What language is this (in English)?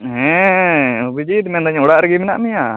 Santali